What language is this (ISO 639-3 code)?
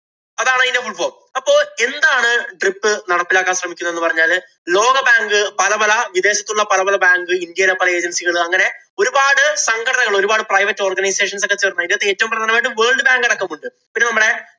mal